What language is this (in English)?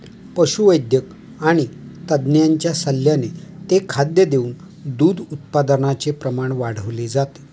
Marathi